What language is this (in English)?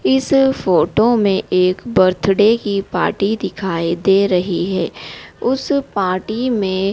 Hindi